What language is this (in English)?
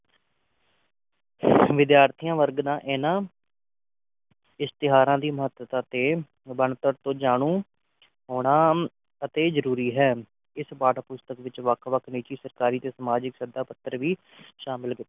Punjabi